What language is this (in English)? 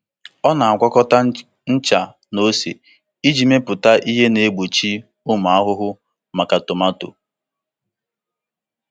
Igbo